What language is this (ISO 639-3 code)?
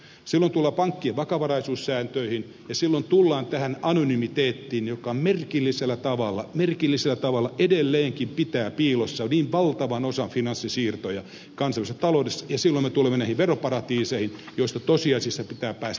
fin